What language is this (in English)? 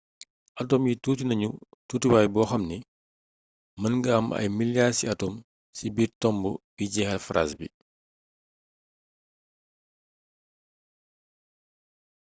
Wolof